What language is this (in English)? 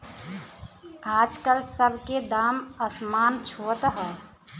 Bhojpuri